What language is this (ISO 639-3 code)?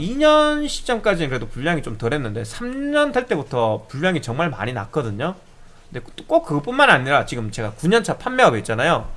kor